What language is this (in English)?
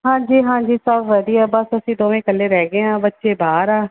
Punjabi